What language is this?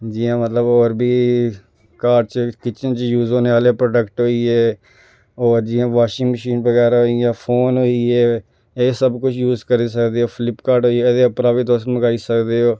Dogri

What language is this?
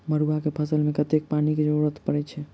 Maithili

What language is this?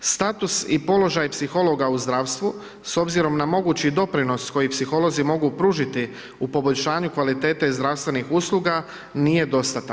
Croatian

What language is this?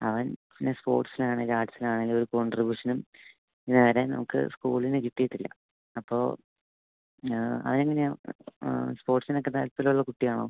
Malayalam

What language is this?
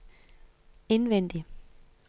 Danish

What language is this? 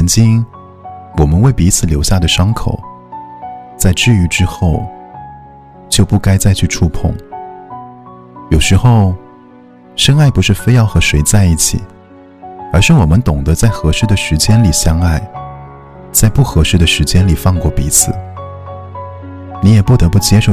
Chinese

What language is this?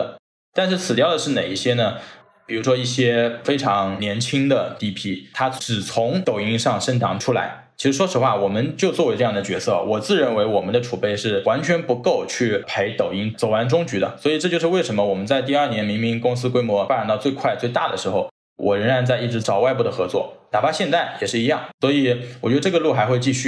Chinese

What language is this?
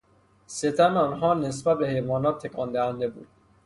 Persian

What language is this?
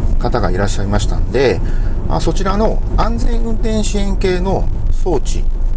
Japanese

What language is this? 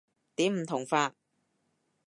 Cantonese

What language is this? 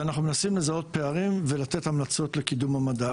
Hebrew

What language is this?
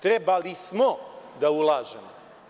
Serbian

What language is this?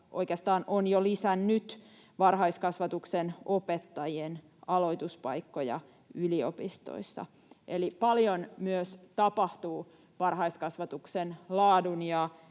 Finnish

